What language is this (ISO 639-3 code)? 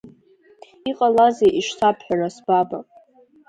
abk